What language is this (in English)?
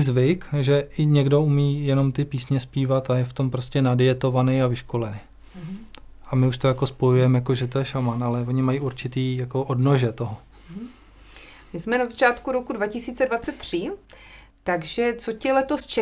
Czech